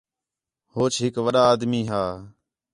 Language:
Khetrani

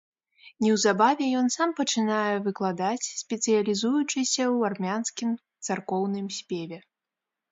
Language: Belarusian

